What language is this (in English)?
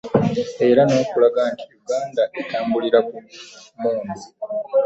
Ganda